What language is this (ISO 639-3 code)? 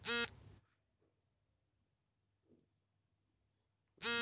kan